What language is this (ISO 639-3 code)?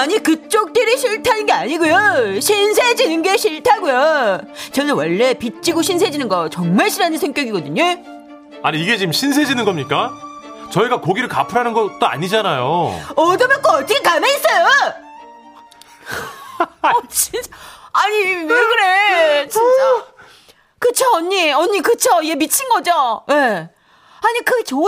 kor